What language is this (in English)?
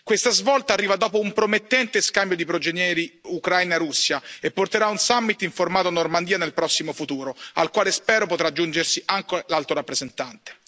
Italian